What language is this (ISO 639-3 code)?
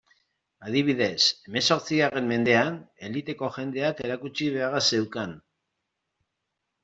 eus